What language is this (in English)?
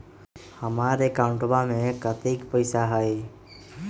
Magahi